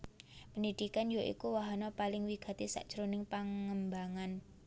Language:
Javanese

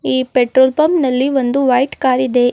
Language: Kannada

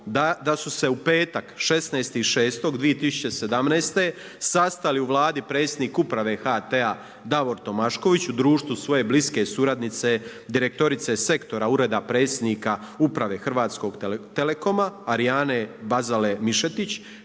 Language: Croatian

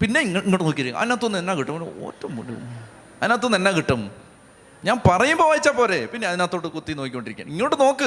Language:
Malayalam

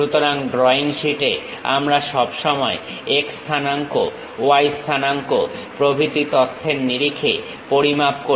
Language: Bangla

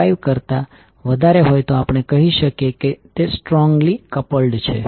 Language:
Gujarati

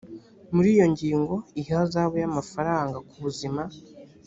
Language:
Kinyarwanda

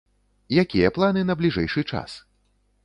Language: Belarusian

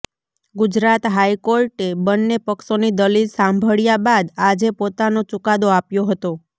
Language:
Gujarati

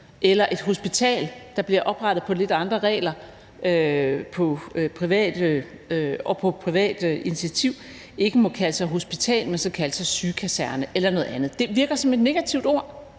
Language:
Danish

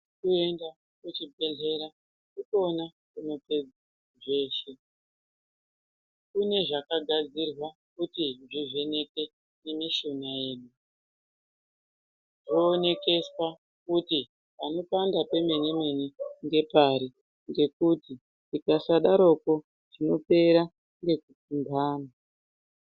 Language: Ndau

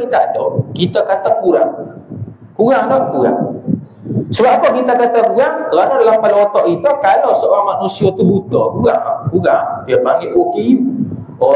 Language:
Malay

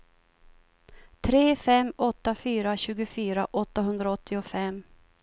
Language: Swedish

